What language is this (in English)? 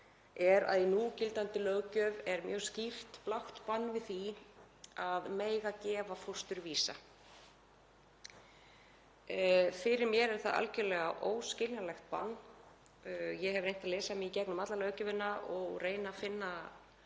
Icelandic